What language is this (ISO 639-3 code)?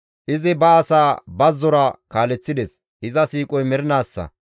gmv